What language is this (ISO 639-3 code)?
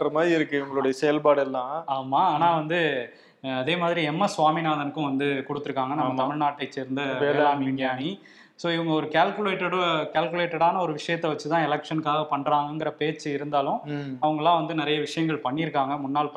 tam